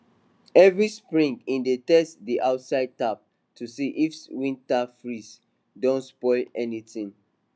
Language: Nigerian Pidgin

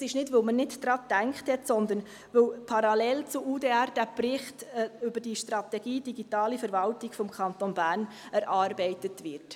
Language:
Swiss German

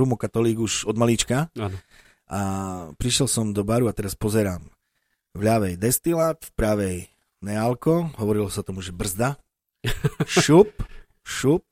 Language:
Slovak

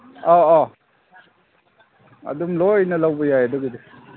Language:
Manipuri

